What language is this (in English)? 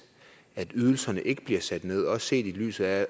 Danish